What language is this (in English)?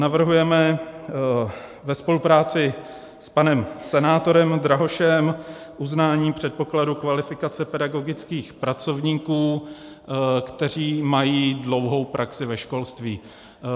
Czech